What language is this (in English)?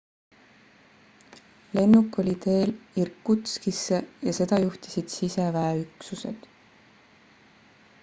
Estonian